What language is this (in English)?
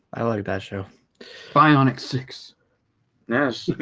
English